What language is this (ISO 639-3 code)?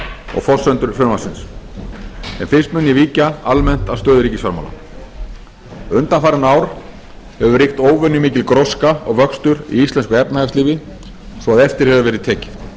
isl